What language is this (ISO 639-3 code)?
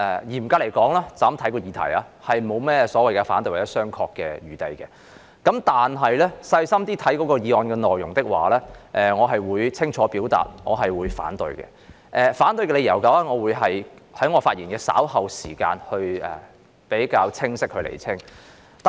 yue